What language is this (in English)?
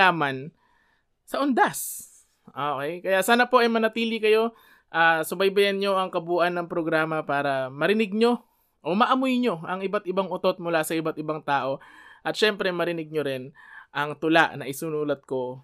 Filipino